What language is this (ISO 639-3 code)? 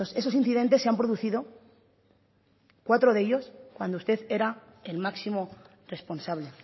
spa